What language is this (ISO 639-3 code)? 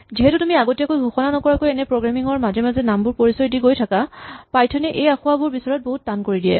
asm